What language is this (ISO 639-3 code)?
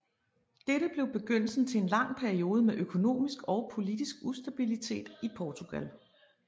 dan